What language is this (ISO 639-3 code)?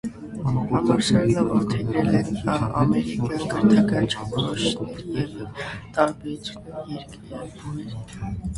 hye